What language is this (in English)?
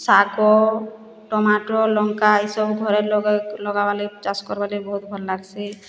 Odia